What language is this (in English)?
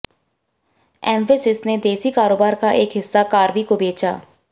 Hindi